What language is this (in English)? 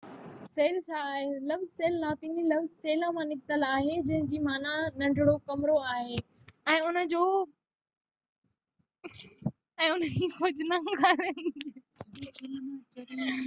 Sindhi